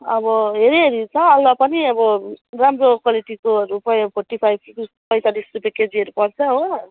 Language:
Nepali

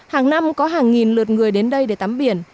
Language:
Vietnamese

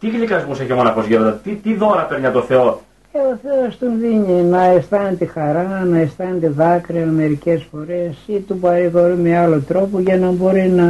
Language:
Greek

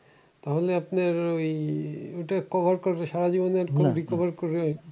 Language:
Bangla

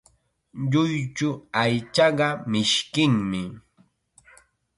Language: Chiquián Ancash Quechua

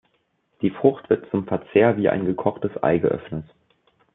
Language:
German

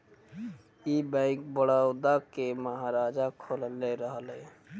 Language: Bhojpuri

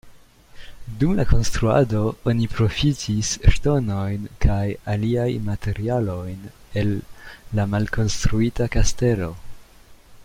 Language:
Esperanto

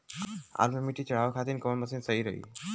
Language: Bhojpuri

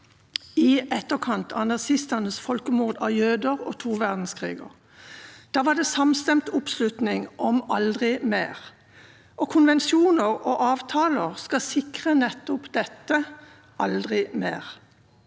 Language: Norwegian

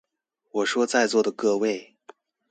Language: Chinese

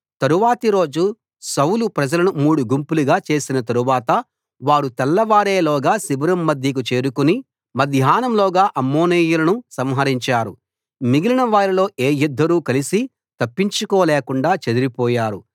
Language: Telugu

